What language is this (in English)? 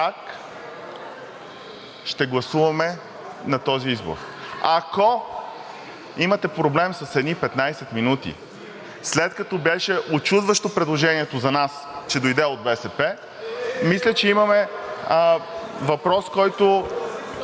Bulgarian